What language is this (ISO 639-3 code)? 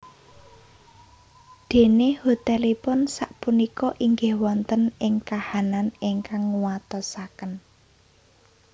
jav